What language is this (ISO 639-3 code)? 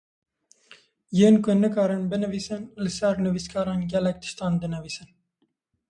kur